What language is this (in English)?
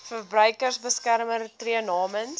Afrikaans